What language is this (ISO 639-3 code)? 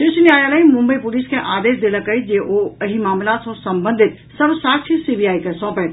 mai